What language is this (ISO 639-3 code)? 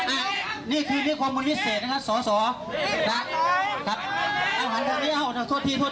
tha